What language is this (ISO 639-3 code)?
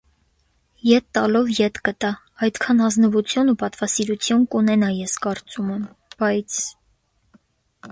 hye